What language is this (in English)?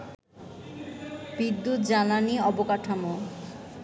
Bangla